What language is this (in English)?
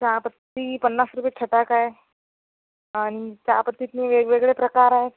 Marathi